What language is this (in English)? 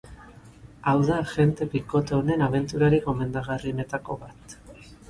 Basque